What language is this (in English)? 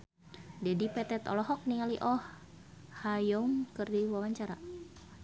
Sundanese